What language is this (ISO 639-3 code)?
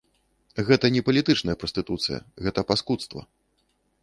bel